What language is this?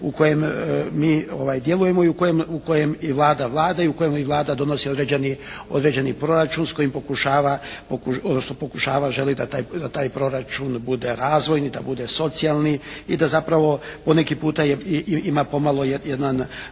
Croatian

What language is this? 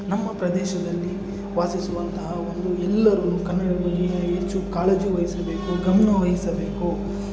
Kannada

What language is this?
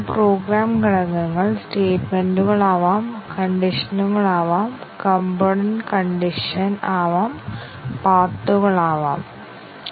Malayalam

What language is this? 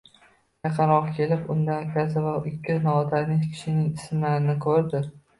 Uzbek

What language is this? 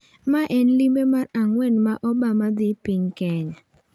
Luo (Kenya and Tanzania)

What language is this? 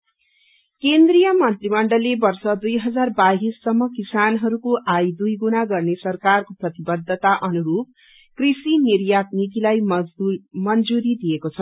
Nepali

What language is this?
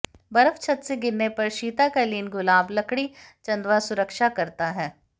Hindi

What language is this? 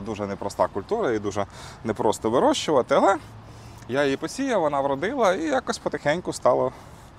Ukrainian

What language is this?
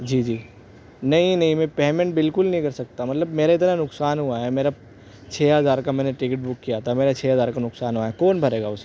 Urdu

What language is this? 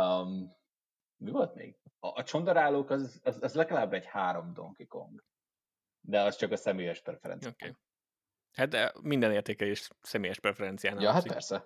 Hungarian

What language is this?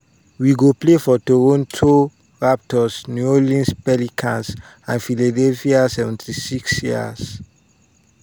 Nigerian Pidgin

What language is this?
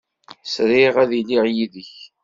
Kabyle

